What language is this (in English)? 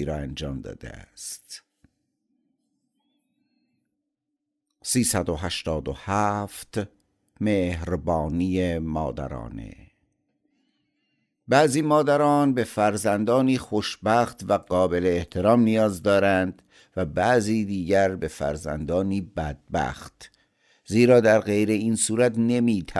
Persian